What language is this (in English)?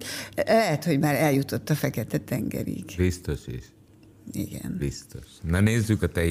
Hungarian